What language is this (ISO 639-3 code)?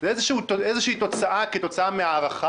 heb